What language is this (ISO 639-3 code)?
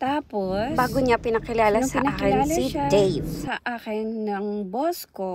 fil